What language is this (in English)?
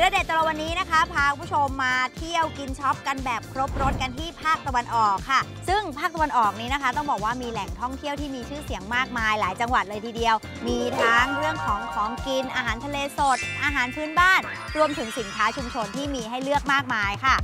Thai